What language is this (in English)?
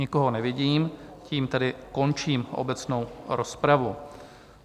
Czech